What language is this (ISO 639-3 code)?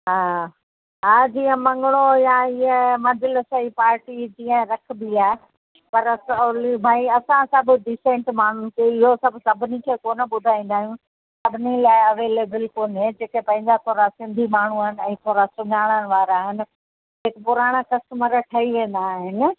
snd